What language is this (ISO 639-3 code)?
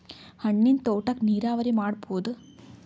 kan